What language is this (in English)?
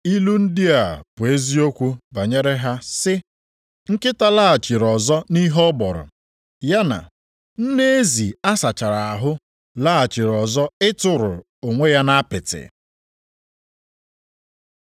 Igbo